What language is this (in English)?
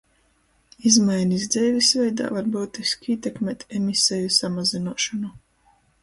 Latgalian